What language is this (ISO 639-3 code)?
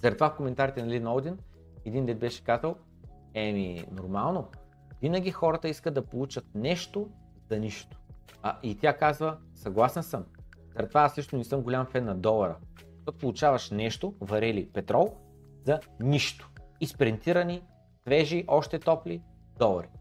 bul